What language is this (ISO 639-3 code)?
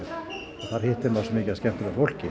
isl